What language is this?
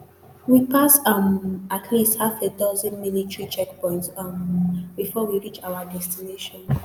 Nigerian Pidgin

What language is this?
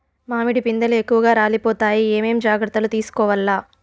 Telugu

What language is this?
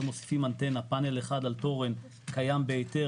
Hebrew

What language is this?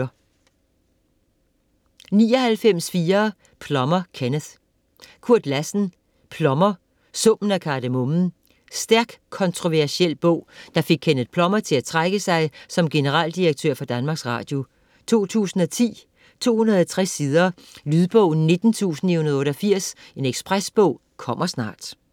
Danish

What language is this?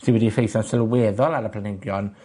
Welsh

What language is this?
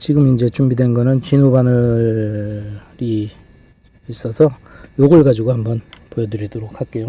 Korean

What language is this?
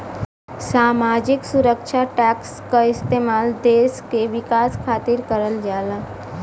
Bhojpuri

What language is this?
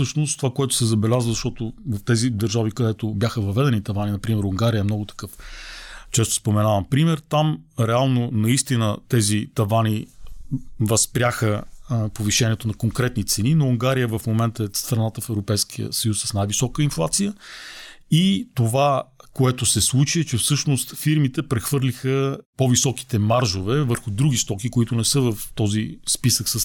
Bulgarian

